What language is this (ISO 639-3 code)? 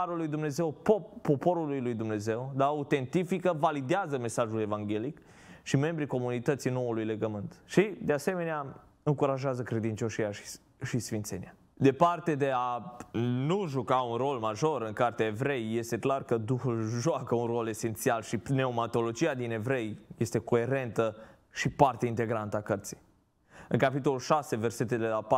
ron